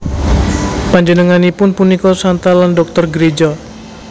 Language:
Javanese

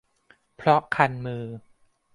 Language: Thai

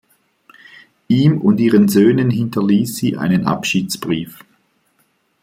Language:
German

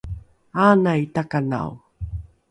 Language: Rukai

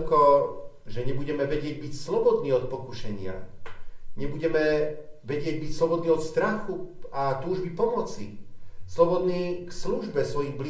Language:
Slovak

